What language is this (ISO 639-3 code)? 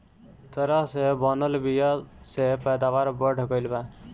bho